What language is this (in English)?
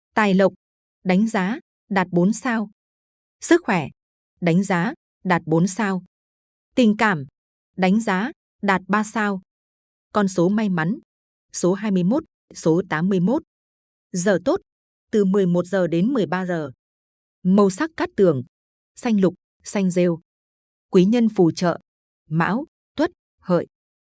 Vietnamese